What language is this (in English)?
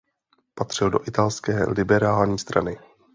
Czech